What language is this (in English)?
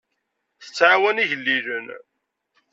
Kabyle